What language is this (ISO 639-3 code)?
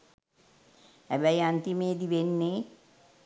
sin